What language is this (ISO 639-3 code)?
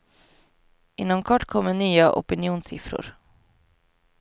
swe